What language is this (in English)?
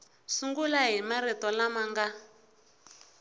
Tsonga